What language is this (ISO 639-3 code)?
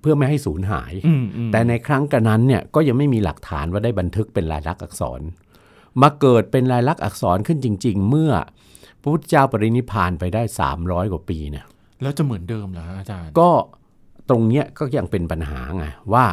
tha